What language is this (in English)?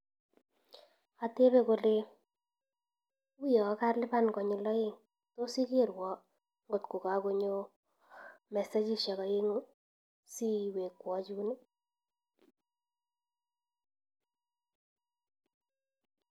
Kalenjin